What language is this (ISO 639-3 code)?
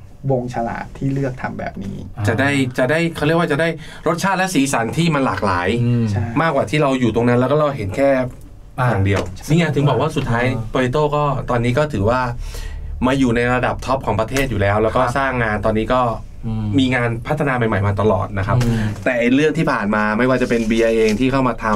tha